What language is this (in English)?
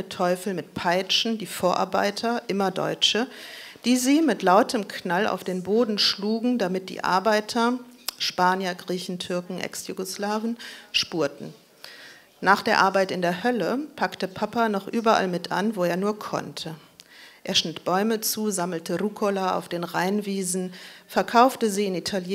German